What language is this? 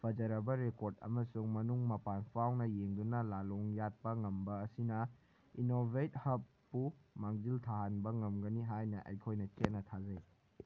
Manipuri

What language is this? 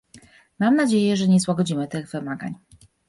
Polish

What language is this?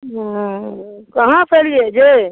Maithili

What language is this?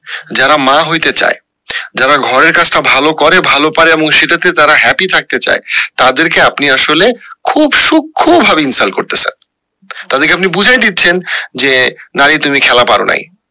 Bangla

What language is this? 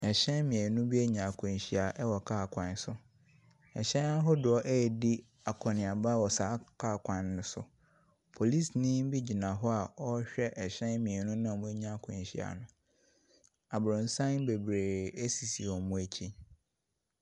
Akan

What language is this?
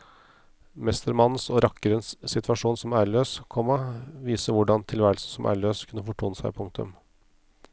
Norwegian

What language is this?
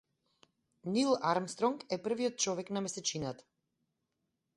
Macedonian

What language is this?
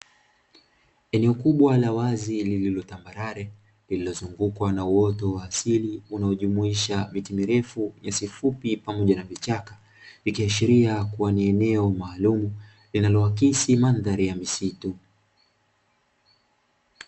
Swahili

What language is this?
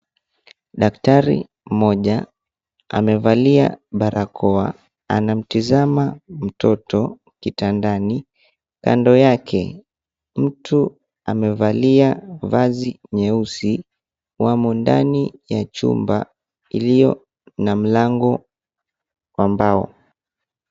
Swahili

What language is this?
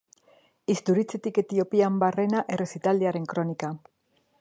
Basque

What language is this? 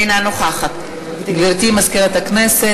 Hebrew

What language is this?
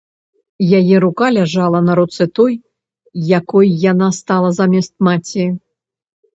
Belarusian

